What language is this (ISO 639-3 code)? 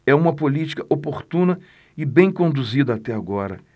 por